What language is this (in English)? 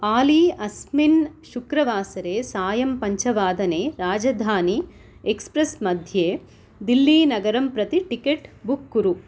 Sanskrit